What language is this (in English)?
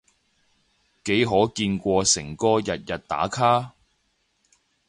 Cantonese